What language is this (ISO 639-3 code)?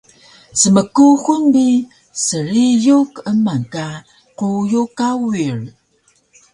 trv